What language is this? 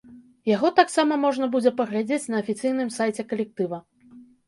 Belarusian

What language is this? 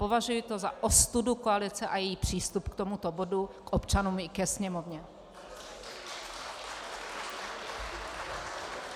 Czech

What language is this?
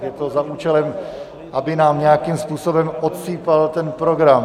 Czech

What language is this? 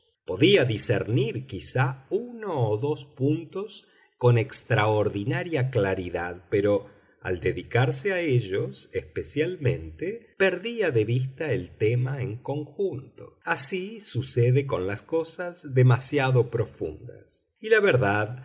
Spanish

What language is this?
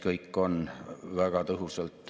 Estonian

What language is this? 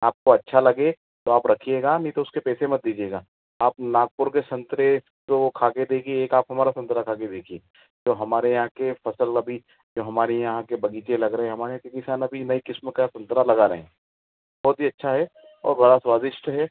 Hindi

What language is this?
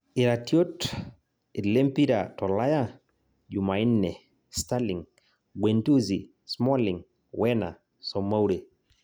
Masai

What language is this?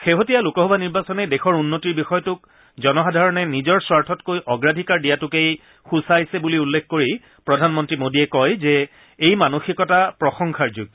Assamese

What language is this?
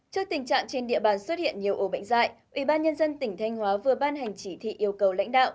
Vietnamese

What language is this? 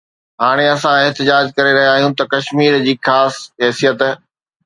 Sindhi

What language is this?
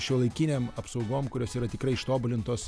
Lithuanian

